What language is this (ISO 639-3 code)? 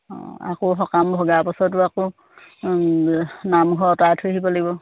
asm